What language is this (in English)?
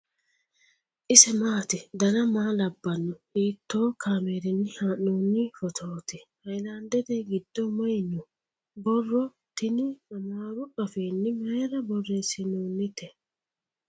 Sidamo